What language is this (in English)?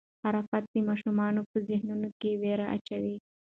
Pashto